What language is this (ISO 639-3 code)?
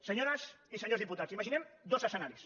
cat